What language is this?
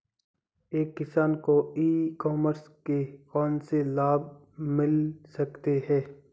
Hindi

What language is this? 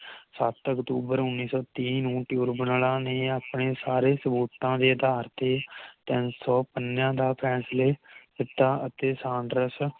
Punjabi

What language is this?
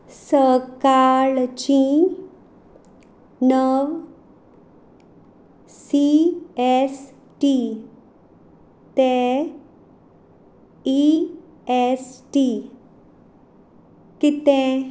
Konkani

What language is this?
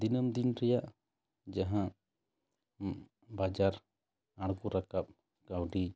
Santali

